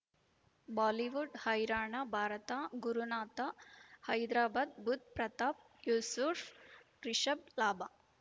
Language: Kannada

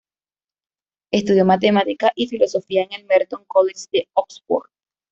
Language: Spanish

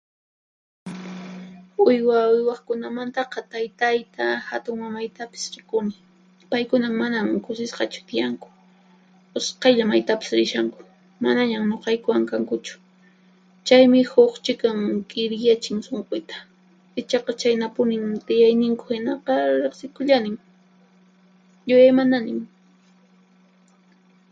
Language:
Puno Quechua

